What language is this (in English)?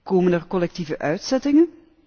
Dutch